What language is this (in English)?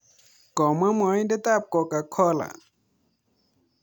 Kalenjin